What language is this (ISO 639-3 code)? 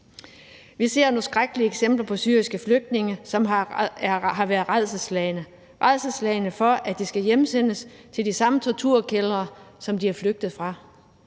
dan